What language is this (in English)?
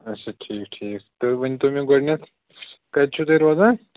Kashmiri